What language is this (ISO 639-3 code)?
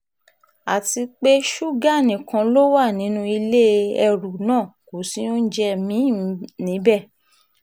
yor